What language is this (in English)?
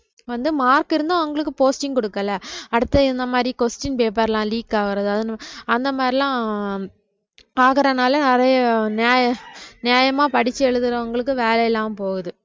Tamil